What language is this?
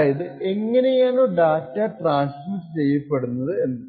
Malayalam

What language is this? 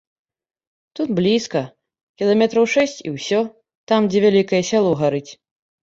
Belarusian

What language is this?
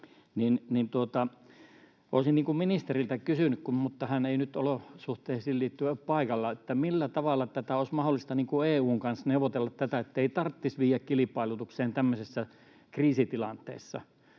Finnish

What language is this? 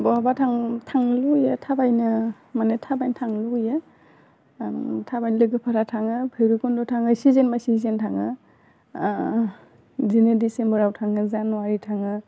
Bodo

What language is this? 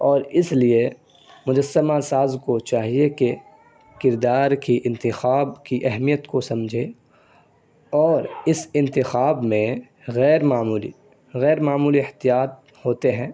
Urdu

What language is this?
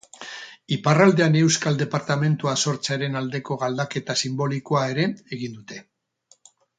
Basque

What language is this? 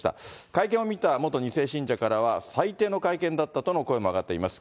Japanese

